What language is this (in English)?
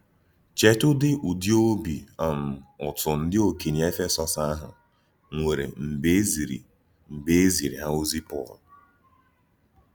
Igbo